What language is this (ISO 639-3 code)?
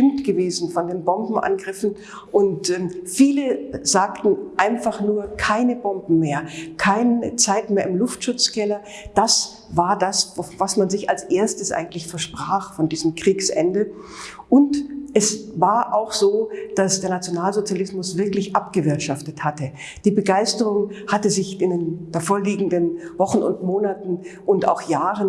deu